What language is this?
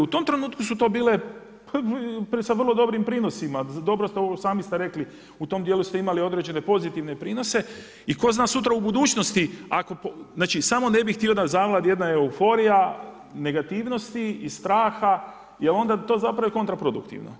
Croatian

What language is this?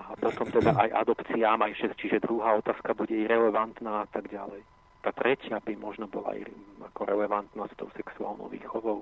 Slovak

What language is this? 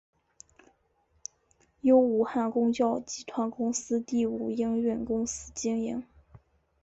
Chinese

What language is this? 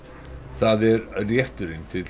Icelandic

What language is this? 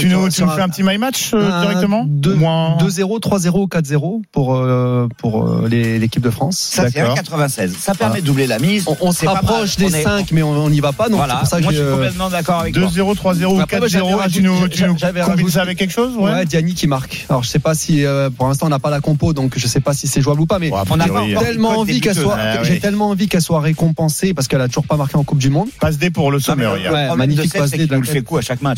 French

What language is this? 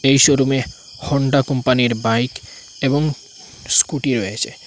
Bangla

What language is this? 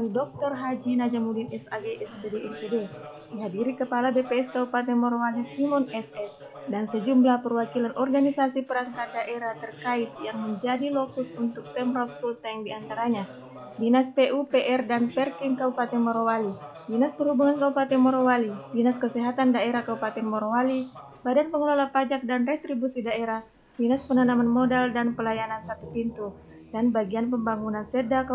Indonesian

